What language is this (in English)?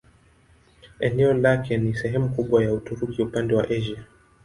Swahili